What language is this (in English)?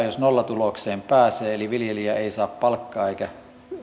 Finnish